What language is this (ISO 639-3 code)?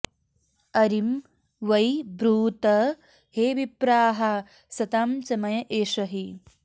san